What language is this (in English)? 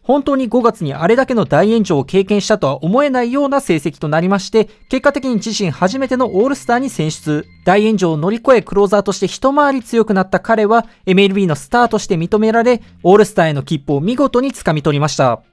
Japanese